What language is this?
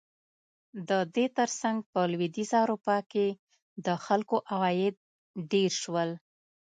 Pashto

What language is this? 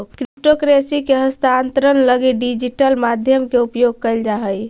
Magahi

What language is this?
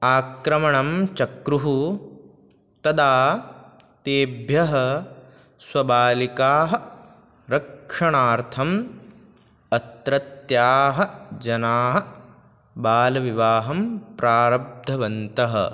Sanskrit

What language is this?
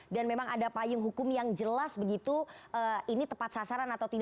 Indonesian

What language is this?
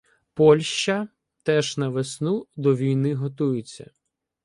Ukrainian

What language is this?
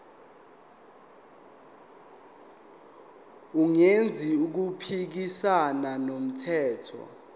Zulu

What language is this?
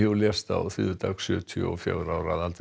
Icelandic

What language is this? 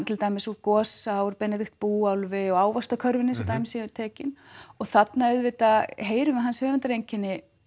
Icelandic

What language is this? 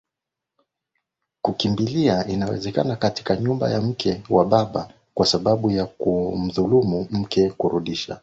Swahili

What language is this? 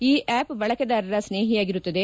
Kannada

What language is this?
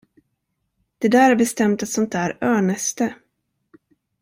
Swedish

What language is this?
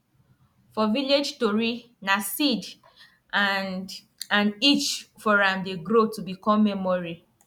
Nigerian Pidgin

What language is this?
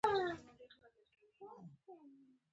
Pashto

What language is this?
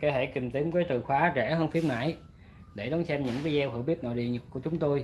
Vietnamese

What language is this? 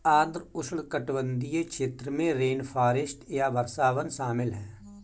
Hindi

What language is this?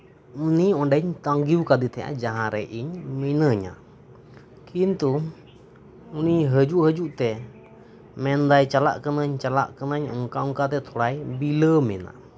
Santali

